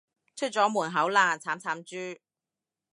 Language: Cantonese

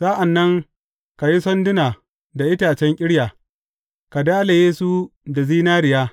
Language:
Hausa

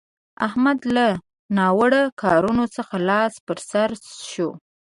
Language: Pashto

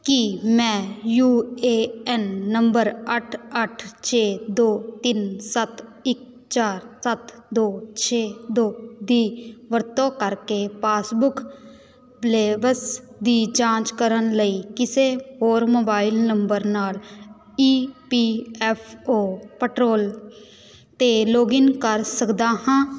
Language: Punjabi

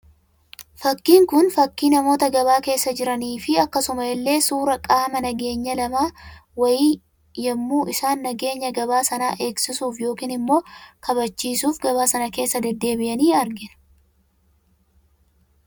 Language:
Oromo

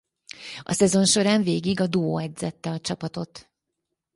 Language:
Hungarian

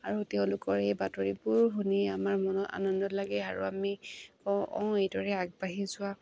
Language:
Assamese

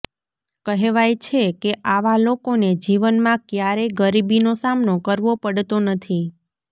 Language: Gujarati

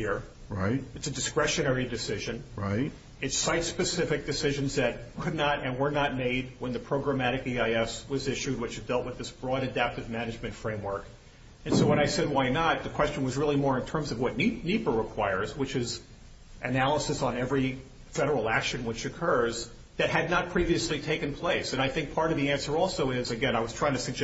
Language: English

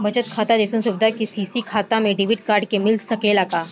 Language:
Bhojpuri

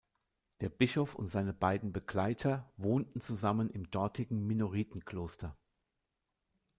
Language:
German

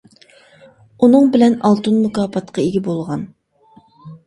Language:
Uyghur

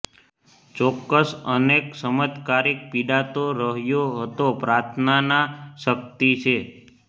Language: Gujarati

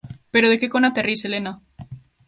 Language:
Galician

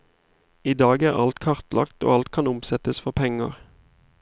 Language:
Norwegian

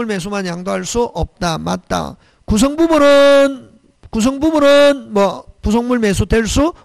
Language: Korean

